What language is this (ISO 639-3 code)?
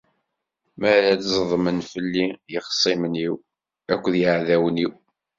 kab